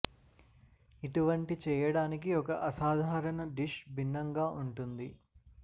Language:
Telugu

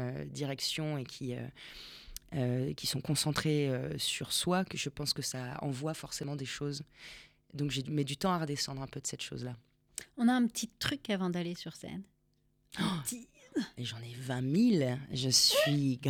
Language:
French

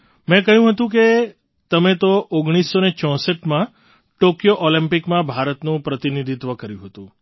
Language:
Gujarati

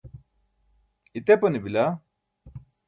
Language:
Burushaski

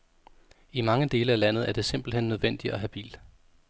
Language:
Danish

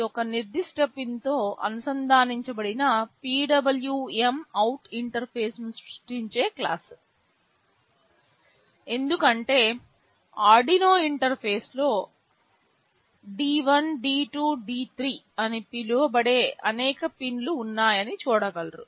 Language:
Telugu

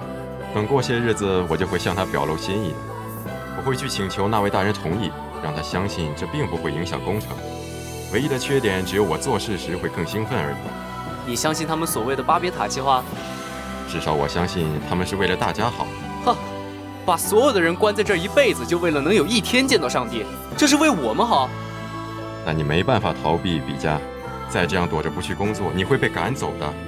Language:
Chinese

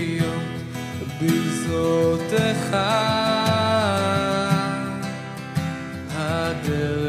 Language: Romanian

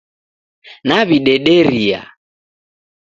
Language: Taita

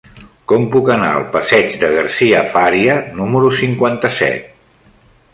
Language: Catalan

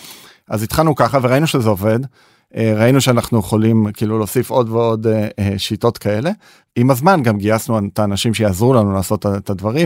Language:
Hebrew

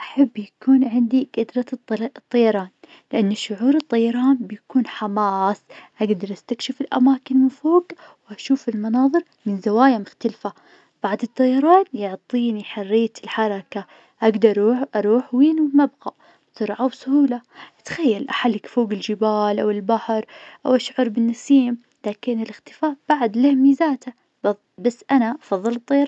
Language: Najdi Arabic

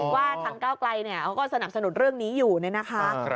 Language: Thai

